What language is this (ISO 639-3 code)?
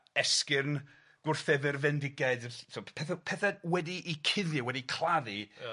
cym